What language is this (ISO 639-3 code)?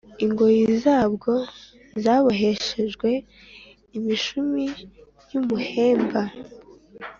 kin